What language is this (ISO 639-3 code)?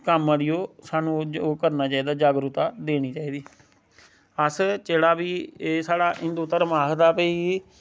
doi